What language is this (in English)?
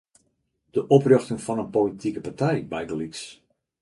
Western Frisian